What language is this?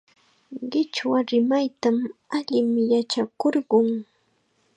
Chiquián Ancash Quechua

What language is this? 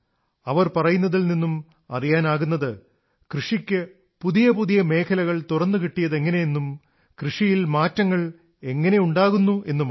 Malayalam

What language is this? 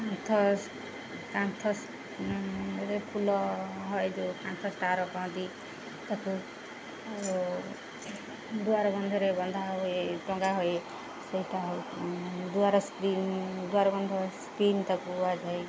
Odia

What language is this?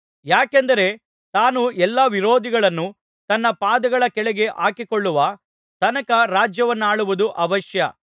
Kannada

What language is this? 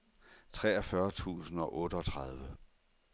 Danish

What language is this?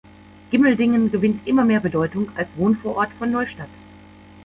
German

